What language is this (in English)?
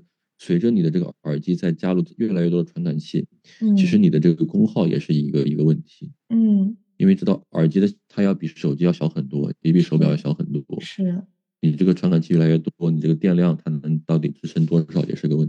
Chinese